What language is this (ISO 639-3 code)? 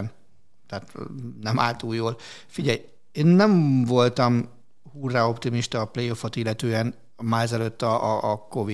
hun